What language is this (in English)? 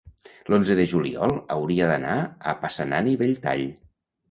Catalan